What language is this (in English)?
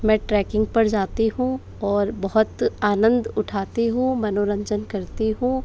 Hindi